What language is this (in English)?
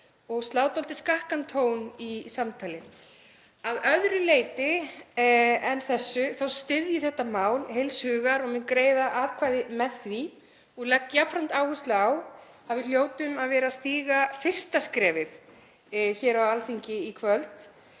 Icelandic